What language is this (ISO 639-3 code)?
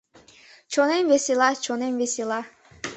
chm